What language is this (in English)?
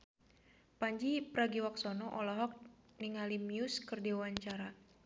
Sundanese